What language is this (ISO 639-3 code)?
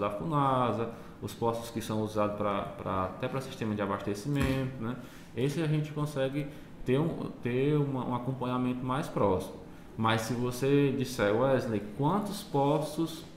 por